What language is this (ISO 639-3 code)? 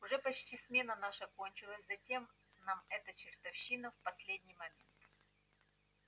rus